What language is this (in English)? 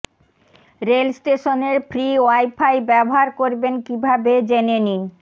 Bangla